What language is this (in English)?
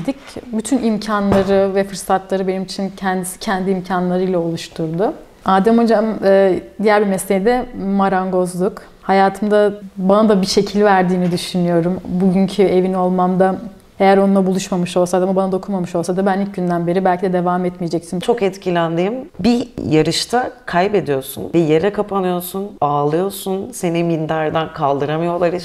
Turkish